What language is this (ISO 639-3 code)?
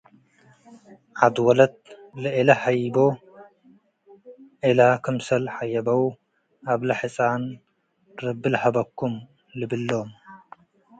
tig